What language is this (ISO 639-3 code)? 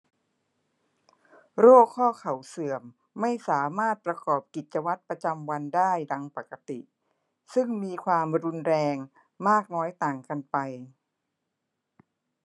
tha